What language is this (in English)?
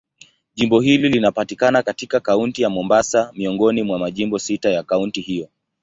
Swahili